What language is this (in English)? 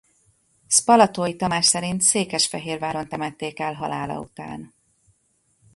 Hungarian